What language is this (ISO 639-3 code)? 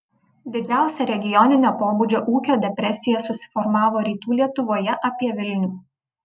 lit